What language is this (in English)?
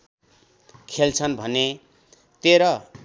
Nepali